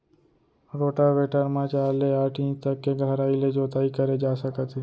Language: Chhattisgarhi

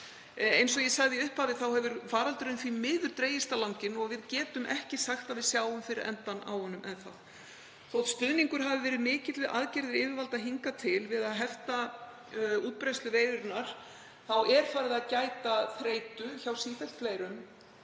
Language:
Icelandic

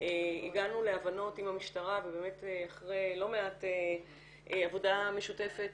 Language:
Hebrew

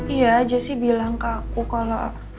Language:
Indonesian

